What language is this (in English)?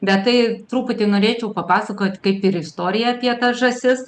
Lithuanian